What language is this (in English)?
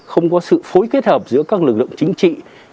Vietnamese